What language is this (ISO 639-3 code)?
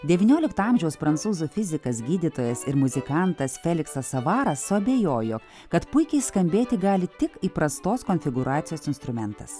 lit